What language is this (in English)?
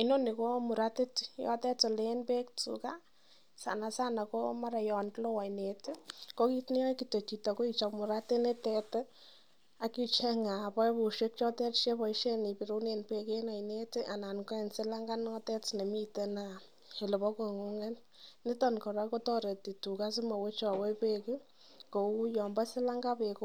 Kalenjin